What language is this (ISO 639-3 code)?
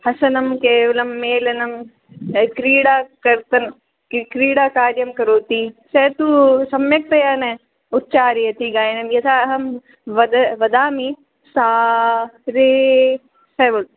san